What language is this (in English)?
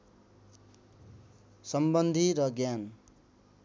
Nepali